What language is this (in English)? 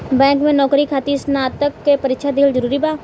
Bhojpuri